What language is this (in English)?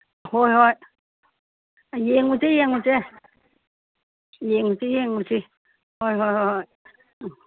Manipuri